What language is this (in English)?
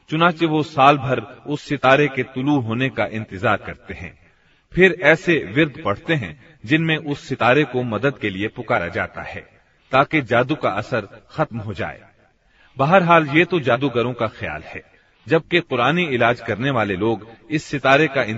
Hindi